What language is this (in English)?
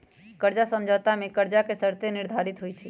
Magahi